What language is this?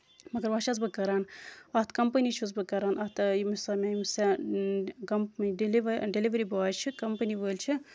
Kashmiri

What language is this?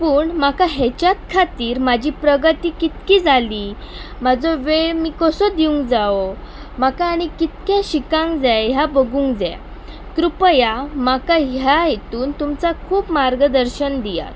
Konkani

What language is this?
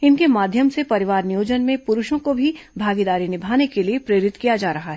Hindi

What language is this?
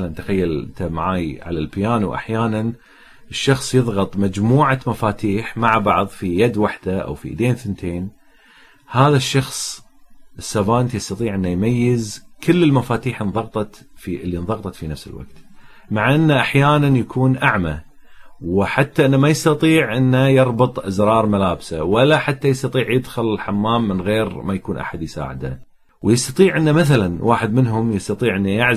Arabic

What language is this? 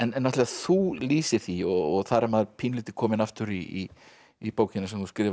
Icelandic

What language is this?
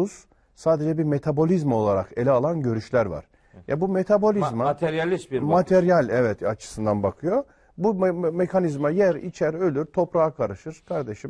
Turkish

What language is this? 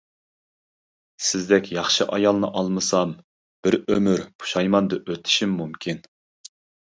Uyghur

